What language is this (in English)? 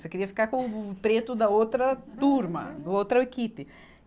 Portuguese